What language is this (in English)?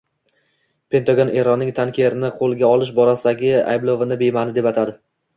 Uzbek